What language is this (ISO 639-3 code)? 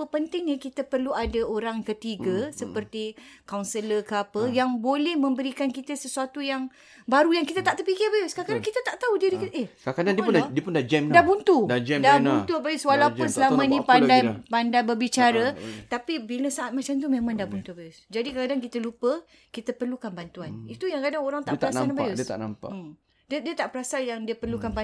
msa